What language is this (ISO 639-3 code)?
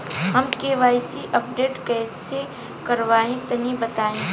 bho